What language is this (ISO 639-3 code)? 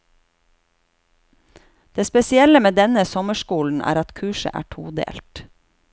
nor